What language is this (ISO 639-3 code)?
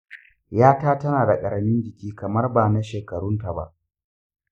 hau